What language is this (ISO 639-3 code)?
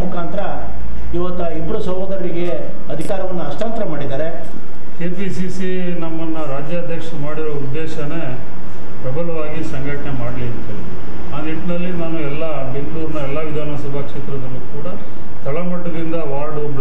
kor